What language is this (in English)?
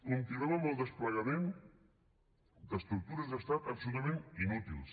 Catalan